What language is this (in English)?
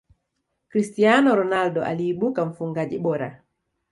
Swahili